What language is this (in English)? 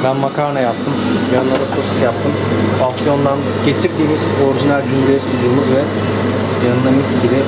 Turkish